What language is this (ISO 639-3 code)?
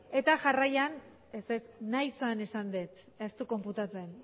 eus